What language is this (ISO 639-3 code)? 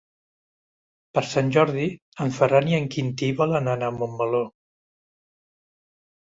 cat